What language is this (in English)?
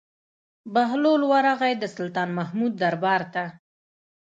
Pashto